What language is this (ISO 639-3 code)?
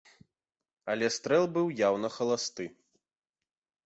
bel